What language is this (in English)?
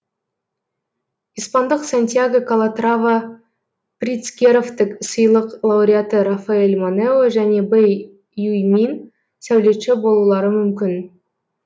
Kazakh